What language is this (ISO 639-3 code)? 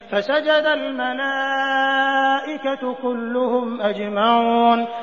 ara